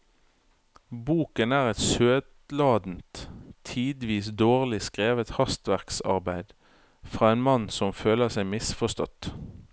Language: Norwegian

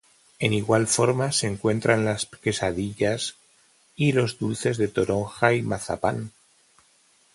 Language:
Spanish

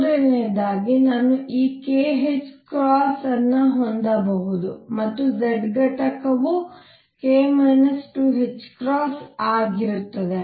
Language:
Kannada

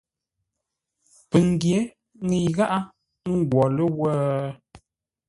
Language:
Ngombale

